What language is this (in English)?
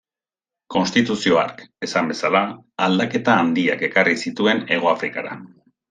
Basque